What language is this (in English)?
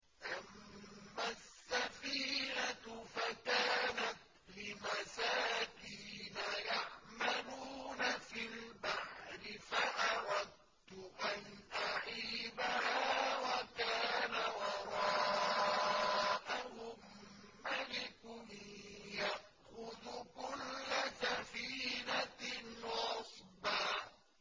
Arabic